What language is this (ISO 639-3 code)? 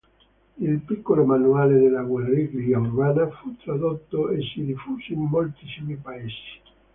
ita